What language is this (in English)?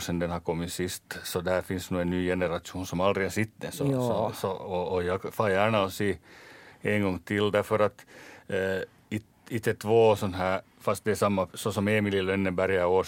Swedish